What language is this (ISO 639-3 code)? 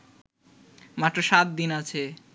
ben